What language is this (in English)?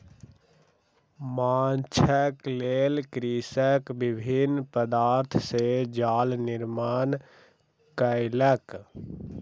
Maithili